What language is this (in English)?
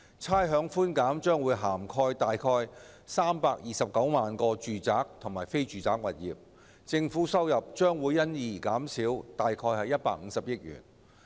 Cantonese